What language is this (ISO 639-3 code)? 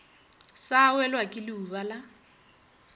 nso